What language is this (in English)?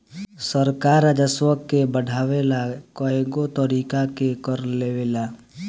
Bhojpuri